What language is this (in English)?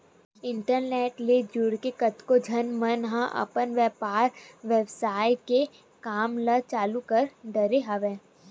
Chhattisgarhi